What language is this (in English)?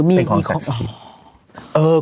Thai